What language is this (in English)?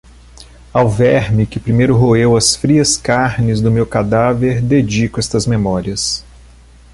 Portuguese